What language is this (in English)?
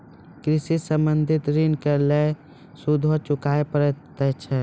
Maithili